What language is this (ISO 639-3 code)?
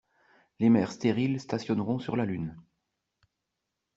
fra